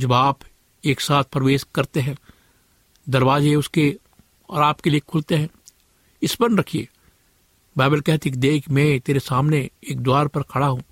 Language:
Hindi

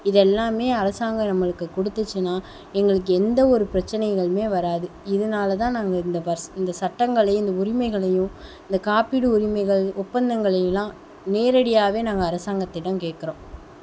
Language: Tamil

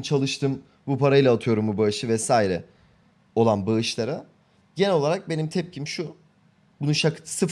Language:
Turkish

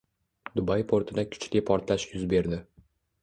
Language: Uzbek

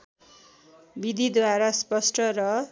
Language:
Nepali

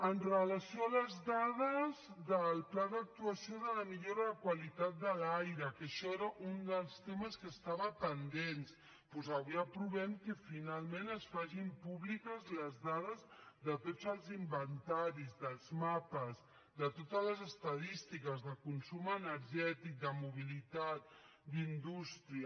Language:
Catalan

